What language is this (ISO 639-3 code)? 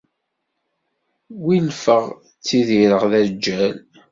kab